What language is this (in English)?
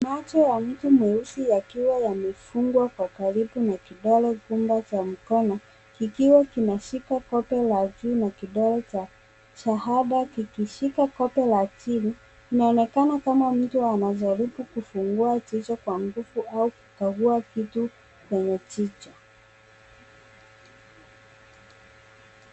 Swahili